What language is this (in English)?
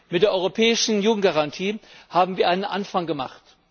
German